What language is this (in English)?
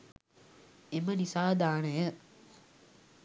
Sinhala